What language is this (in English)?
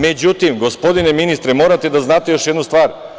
Serbian